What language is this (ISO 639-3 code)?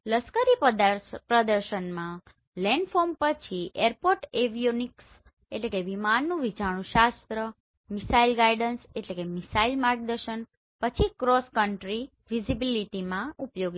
guj